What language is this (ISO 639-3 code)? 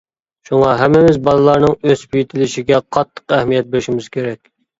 uig